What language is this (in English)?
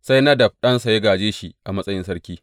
Hausa